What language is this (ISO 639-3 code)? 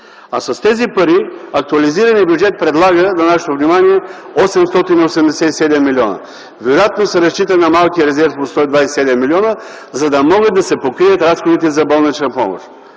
bul